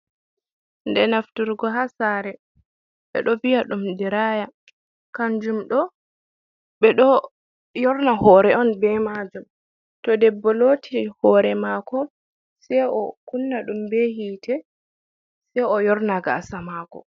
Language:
Fula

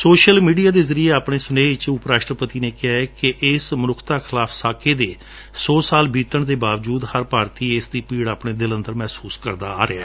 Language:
Punjabi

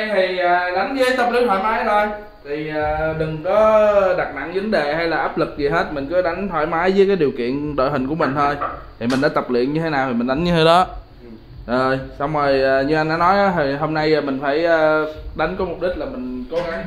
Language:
Vietnamese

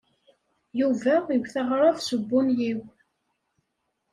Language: Kabyle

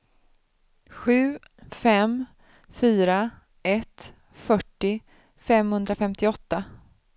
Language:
Swedish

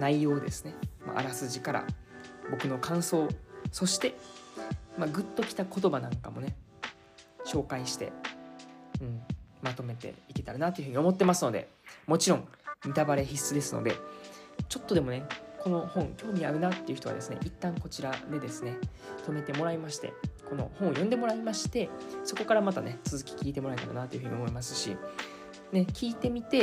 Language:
Japanese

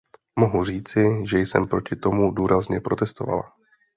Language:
Czech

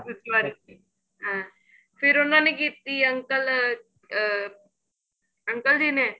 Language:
Punjabi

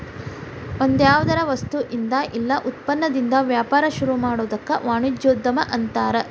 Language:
Kannada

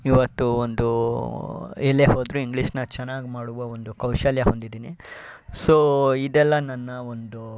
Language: Kannada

